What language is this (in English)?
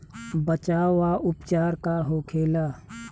Bhojpuri